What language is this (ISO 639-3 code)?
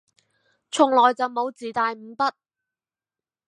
yue